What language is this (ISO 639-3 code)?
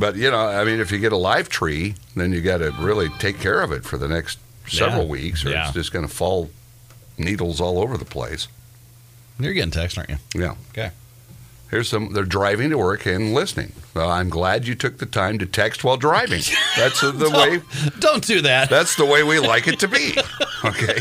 eng